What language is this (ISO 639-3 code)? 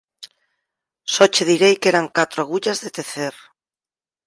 glg